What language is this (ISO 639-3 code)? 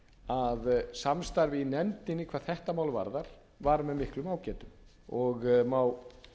isl